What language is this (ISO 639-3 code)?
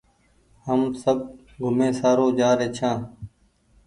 gig